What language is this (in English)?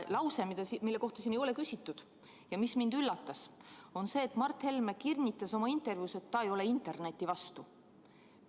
Estonian